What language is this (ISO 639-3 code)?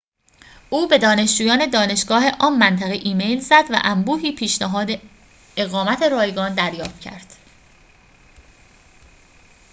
fas